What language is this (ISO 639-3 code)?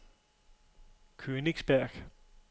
dan